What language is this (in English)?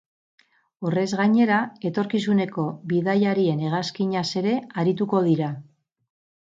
Basque